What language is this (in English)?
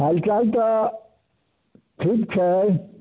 Maithili